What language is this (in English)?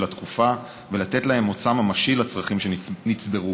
Hebrew